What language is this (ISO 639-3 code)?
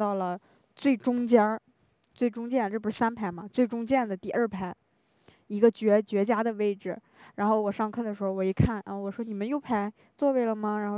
zho